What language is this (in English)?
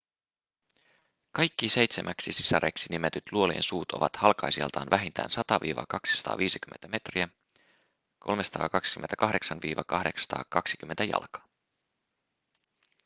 Finnish